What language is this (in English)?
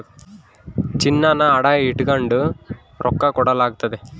Kannada